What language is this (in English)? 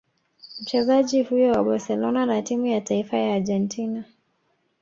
Swahili